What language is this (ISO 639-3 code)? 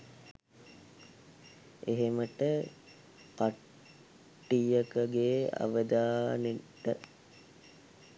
sin